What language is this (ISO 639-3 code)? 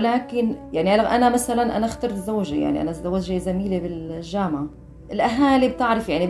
ara